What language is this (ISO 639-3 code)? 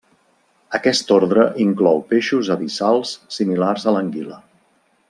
cat